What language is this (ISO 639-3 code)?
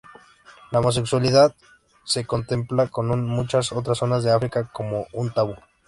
spa